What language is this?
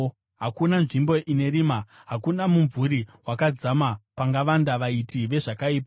Shona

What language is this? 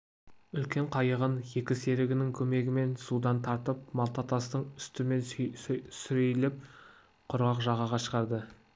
Kazakh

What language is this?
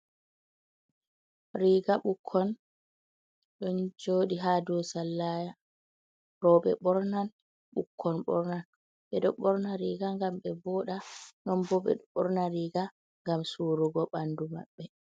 Fula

